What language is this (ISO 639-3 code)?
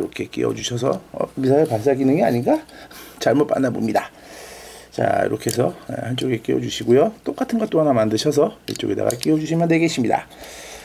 kor